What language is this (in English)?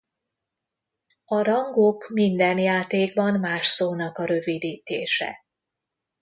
Hungarian